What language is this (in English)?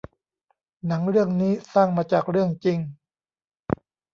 Thai